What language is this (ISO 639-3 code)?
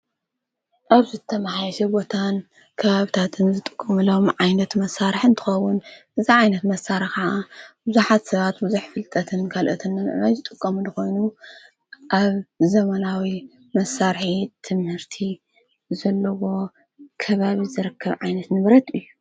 tir